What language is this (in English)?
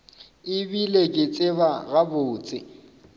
Northern Sotho